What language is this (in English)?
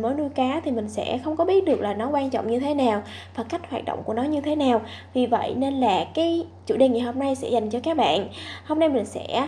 Vietnamese